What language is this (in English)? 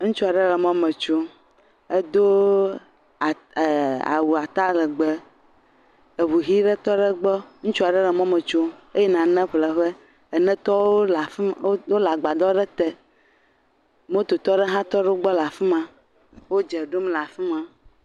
Ewe